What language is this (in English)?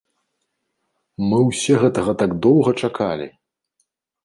Belarusian